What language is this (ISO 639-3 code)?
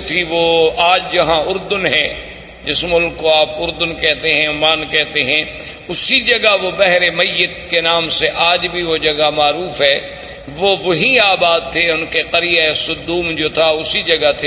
urd